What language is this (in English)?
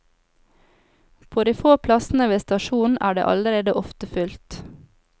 Norwegian